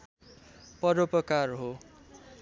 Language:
Nepali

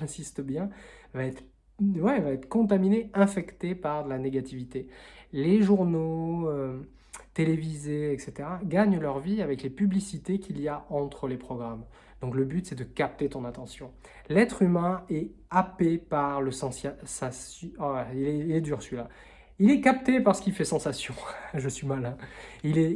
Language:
French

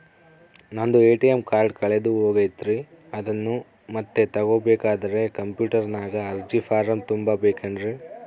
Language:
Kannada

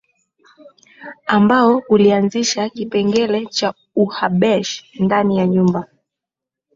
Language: Swahili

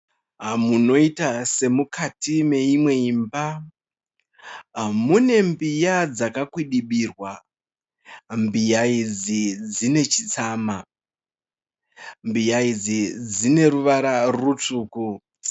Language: Shona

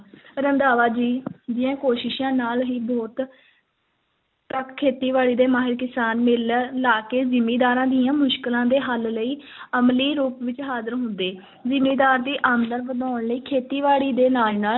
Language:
Punjabi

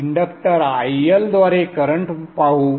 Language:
Marathi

